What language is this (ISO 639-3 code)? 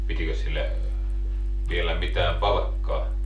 fin